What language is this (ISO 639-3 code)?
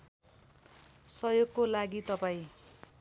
nep